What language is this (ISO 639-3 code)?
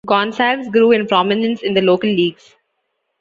eng